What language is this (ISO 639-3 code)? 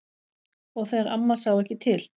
isl